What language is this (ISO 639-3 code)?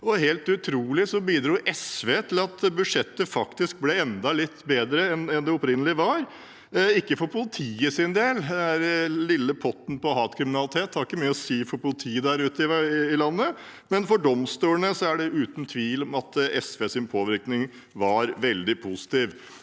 nor